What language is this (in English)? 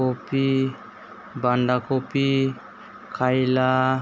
Bodo